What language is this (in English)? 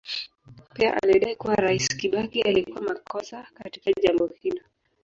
Swahili